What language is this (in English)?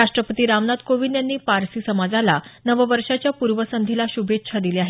Marathi